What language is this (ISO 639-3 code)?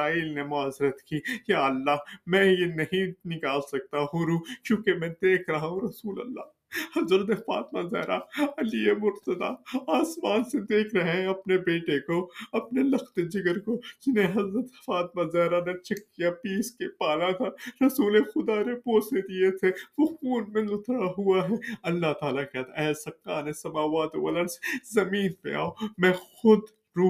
urd